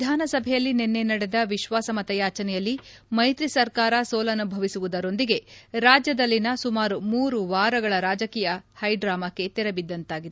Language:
Kannada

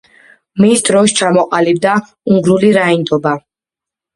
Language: Georgian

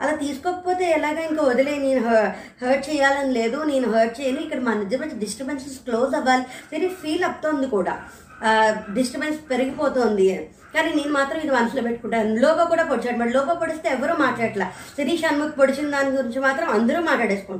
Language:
Telugu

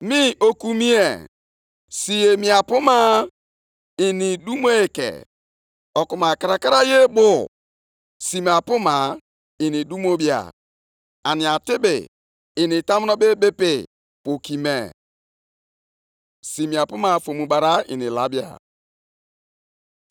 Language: Igbo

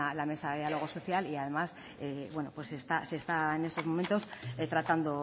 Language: Spanish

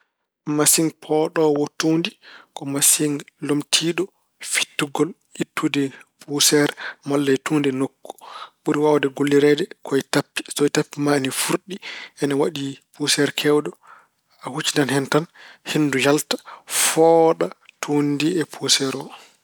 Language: Fula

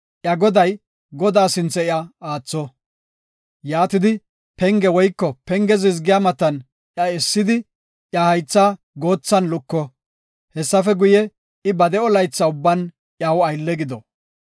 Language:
Gofa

